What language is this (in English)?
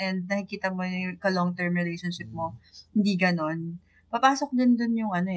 Filipino